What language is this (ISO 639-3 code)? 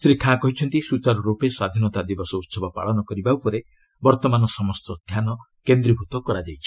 ori